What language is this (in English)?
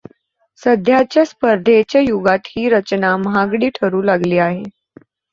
Marathi